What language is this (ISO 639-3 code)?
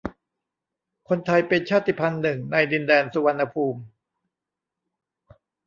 tha